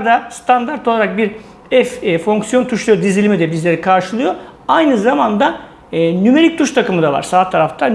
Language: Turkish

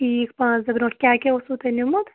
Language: Kashmiri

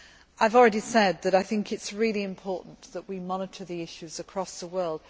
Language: English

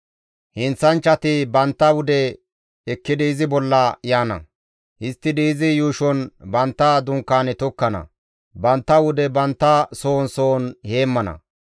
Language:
Gamo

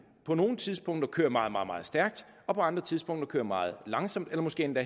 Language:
Danish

